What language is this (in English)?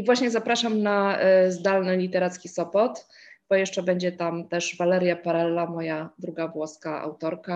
Polish